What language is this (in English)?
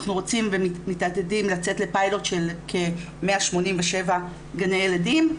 Hebrew